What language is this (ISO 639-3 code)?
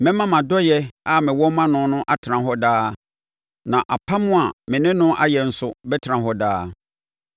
aka